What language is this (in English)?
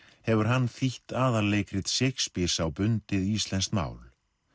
Icelandic